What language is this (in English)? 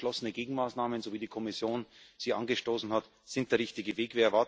German